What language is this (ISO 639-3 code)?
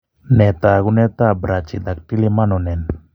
kln